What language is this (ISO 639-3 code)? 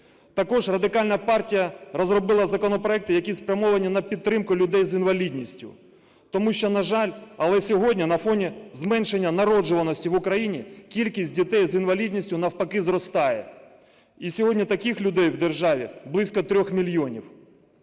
ukr